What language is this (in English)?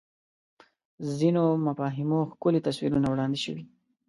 Pashto